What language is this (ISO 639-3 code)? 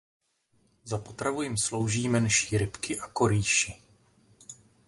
ces